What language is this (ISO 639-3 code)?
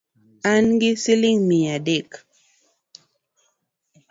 luo